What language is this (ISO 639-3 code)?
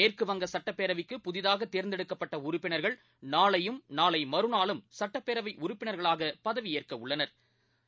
tam